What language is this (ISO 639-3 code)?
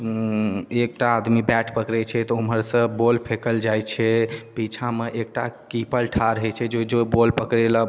mai